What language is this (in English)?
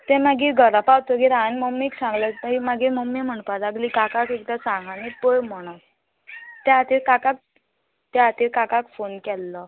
Konkani